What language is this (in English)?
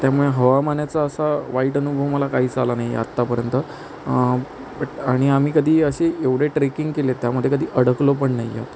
Marathi